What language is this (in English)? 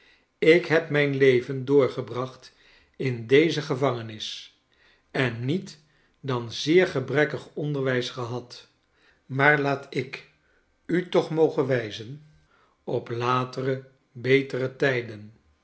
Dutch